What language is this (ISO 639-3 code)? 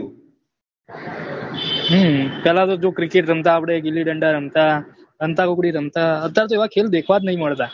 guj